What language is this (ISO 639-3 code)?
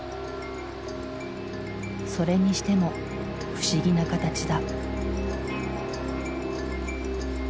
jpn